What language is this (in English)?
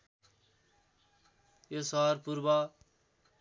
Nepali